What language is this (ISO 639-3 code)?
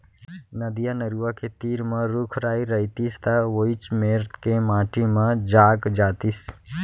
hne